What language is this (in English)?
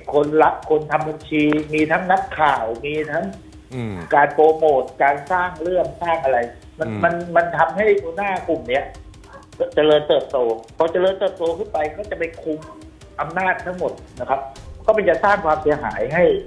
Thai